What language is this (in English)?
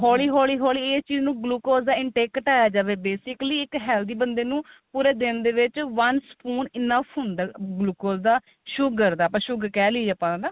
Punjabi